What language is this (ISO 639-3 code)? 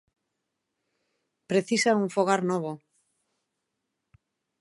glg